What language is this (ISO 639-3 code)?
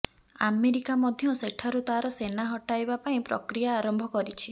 ori